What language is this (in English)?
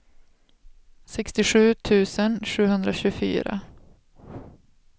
Swedish